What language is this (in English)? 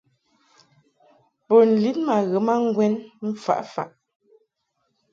Mungaka